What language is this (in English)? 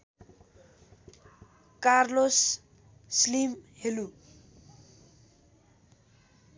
Nepali